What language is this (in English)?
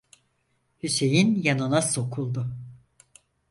Turkish